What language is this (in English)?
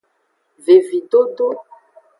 Aja (Benin)